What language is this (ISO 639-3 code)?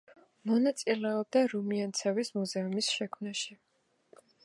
kat